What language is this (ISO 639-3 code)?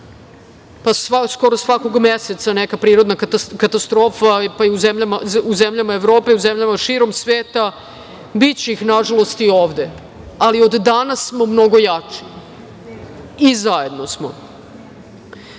srp